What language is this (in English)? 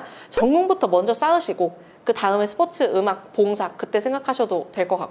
Korean